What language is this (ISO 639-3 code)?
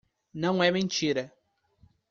por